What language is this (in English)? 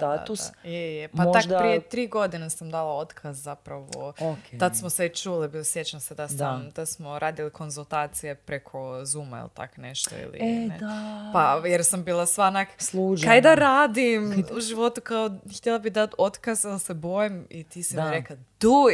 Croatian